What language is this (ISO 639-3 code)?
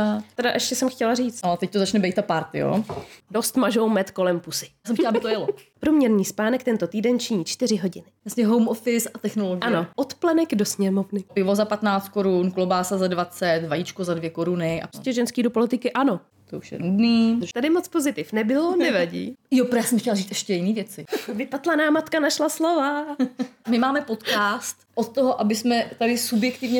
ces